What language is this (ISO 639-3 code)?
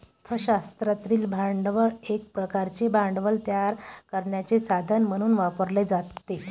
mar